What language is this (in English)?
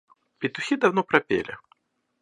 Russian